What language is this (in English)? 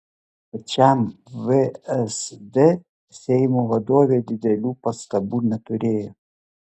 Lithuanian